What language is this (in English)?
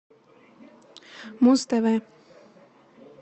Russian